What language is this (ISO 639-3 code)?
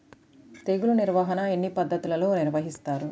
tel